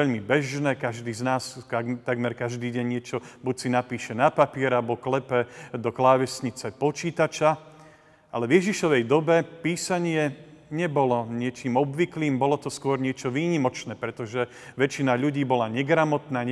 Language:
Slovak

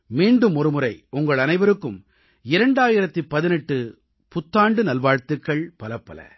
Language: Tamil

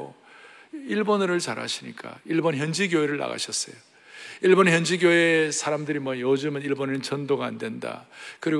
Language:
Korean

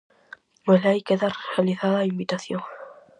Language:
Galician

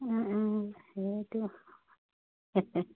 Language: Assamese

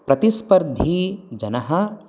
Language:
Sanskrit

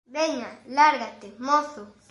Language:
Galician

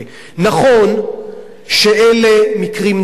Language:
Hebrew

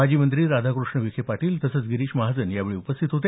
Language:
Marathi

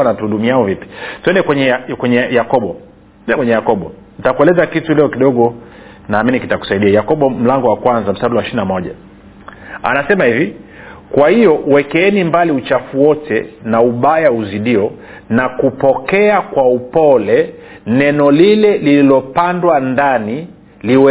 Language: Swahili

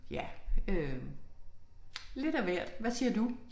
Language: Danish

